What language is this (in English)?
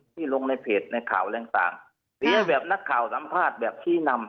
Thai